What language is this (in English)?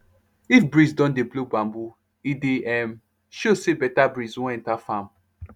Nigerian Pidgin